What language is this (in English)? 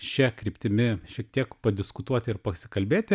Lithuanian